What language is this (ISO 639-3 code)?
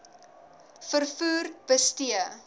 afr